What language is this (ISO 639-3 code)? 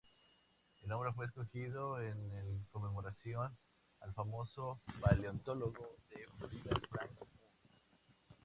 spa